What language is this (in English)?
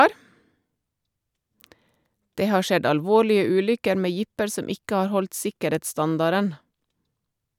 Norwegian